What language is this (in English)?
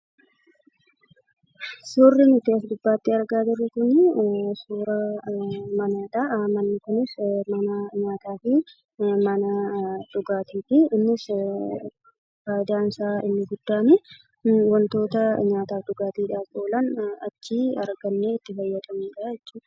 Oromo